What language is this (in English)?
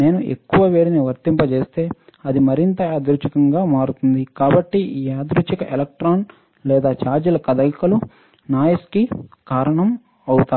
Telugu